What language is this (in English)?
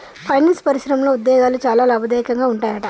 Telugu